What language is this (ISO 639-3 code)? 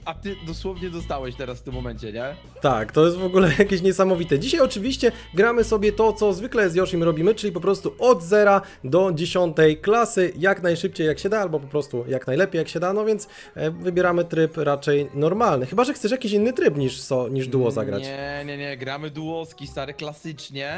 pol